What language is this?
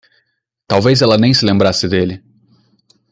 Portuguese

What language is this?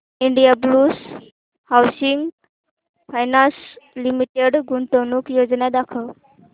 Marathi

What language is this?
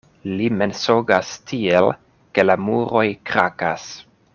Esperanto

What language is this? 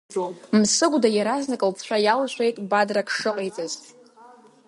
Abkhazian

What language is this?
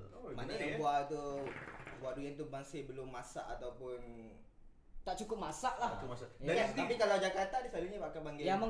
Malay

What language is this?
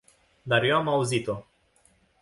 Romanian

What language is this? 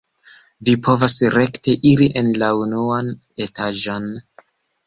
Esperanto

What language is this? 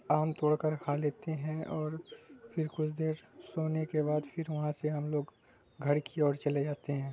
Urdu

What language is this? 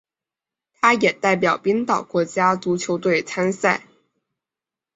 Chinese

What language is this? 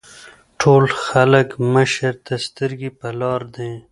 Pashto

